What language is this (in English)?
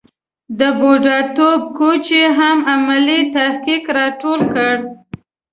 Pashto